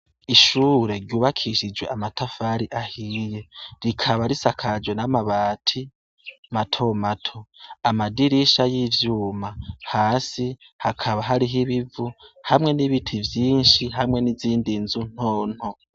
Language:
Rundi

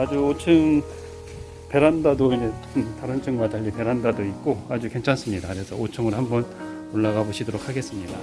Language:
Korean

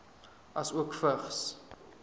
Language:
Afrikaans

